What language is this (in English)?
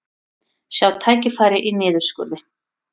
Icelandic